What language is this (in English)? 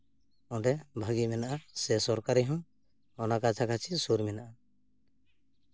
Santali